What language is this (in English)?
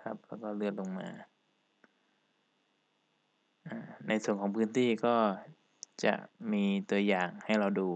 Thai